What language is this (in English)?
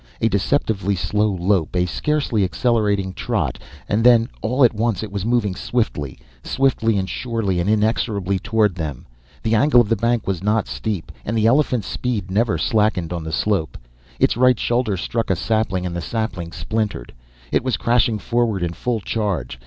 English